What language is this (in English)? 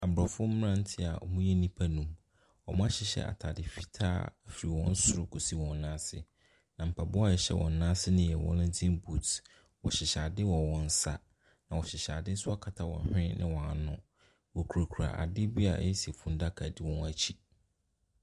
Akan